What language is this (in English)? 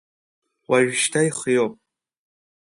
Abkhazian